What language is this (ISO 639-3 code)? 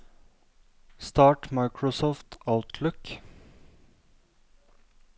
nor